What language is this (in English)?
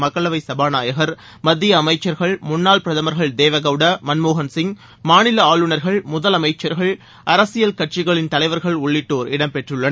Tamil